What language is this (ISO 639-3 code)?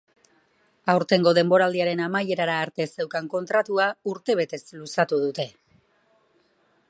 eus